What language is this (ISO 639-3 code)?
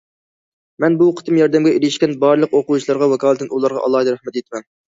uig